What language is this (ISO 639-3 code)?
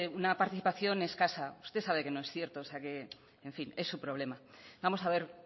spa